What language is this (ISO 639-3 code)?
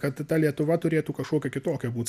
lit